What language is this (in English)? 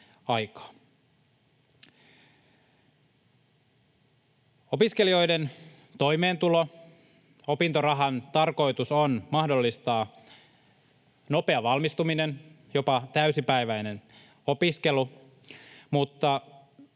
Finnish